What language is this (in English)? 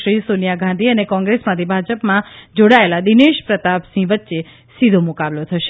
Gujarati